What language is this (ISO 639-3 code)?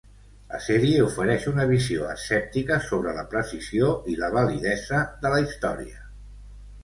cat